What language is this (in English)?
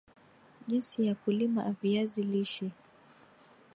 Swahili